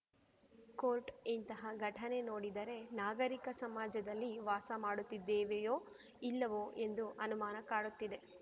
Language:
Kannada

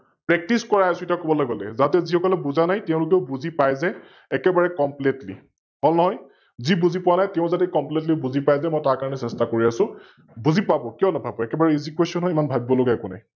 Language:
Assamese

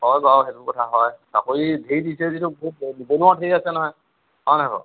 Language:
Assamese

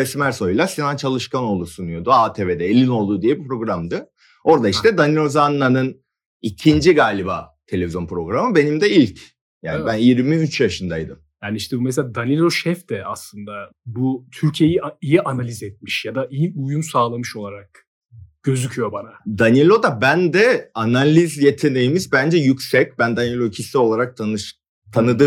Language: Turkish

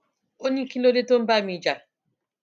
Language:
Yoruba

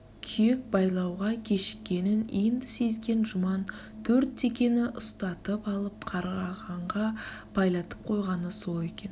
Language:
Kazakh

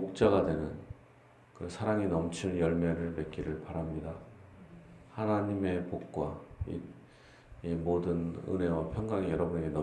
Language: Korean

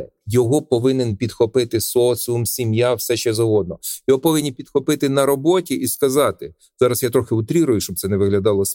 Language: Ukrainian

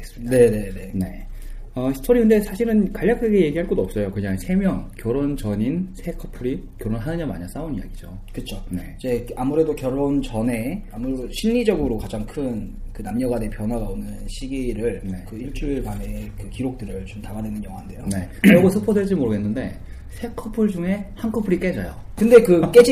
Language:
Korean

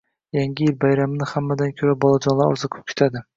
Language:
Uzbek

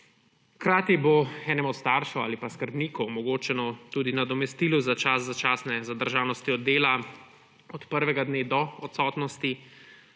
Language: Slovenian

